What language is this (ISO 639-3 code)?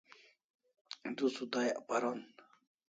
kls